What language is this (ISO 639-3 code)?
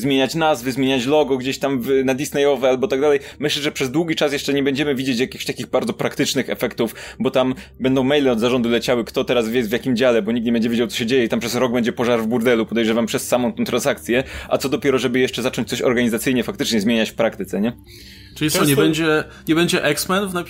pol